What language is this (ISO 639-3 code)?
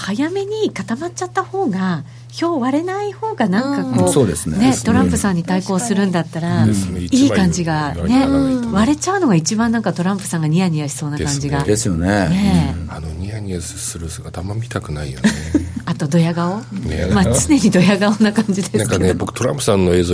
jpn